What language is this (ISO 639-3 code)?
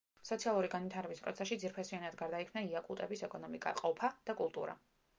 kat